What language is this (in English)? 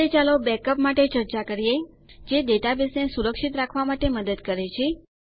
Gujarati